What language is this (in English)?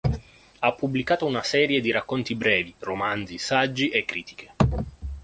Italian